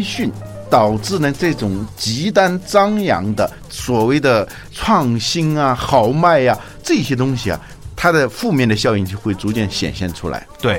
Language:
Chinese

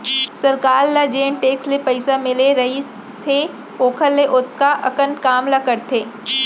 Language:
Chhattisgarhi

